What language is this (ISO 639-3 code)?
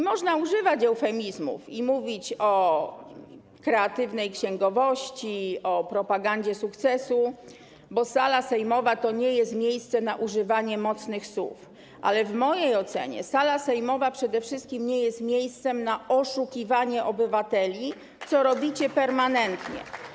pol